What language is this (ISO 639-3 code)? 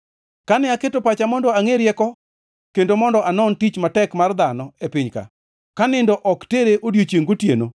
luo